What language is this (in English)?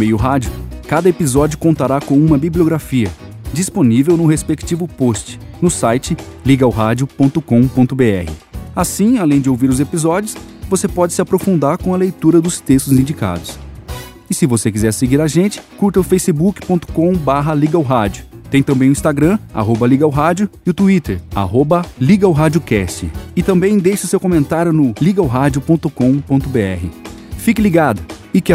Portuguese